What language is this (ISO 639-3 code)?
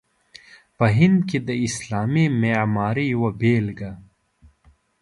pus